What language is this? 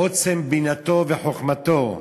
Hebrew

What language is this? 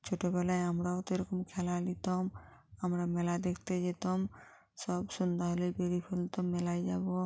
Bangla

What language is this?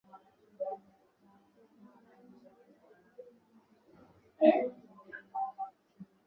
Swahili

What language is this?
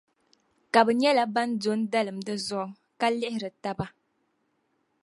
Dagbani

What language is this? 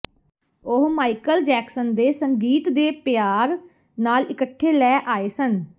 Punjabi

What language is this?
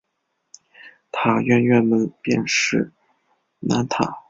Chinese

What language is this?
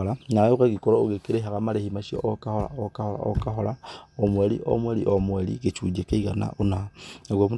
Kikuyu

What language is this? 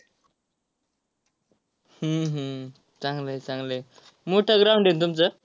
Marathi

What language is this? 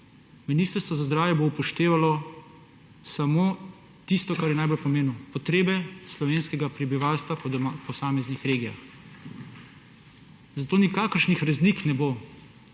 Slovenian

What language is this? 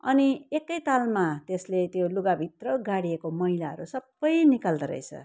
Nepali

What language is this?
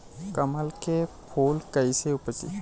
Bhojpuri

